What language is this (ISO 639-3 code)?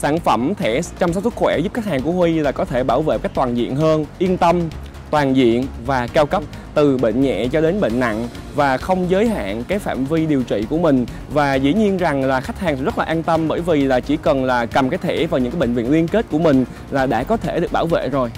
vie